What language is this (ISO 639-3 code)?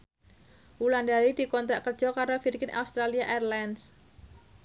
jav